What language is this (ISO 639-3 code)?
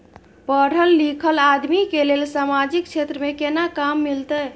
mai